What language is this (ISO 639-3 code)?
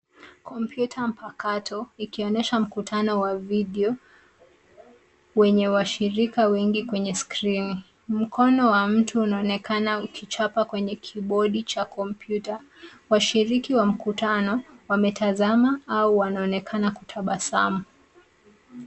swa